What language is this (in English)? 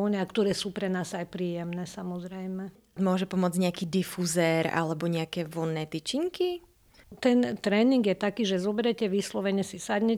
Slovak